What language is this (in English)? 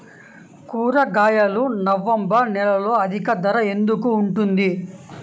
Telugu